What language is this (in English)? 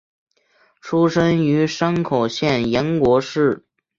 Chinese